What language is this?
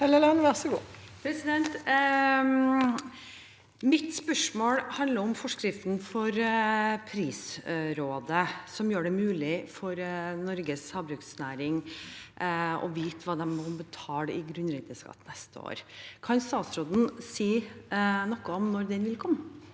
Norwegian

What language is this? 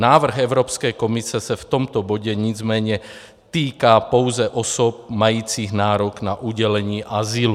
Czech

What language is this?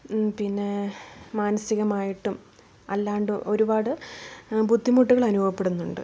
Malayalam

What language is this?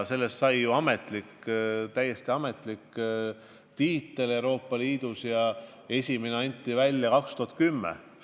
Estonian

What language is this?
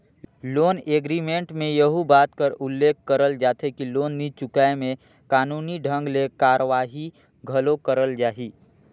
Chhattisgarhi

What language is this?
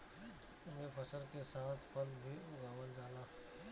Bhojpuri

